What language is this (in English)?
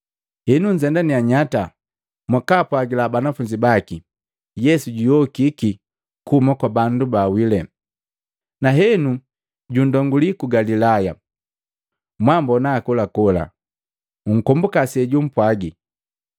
Matengo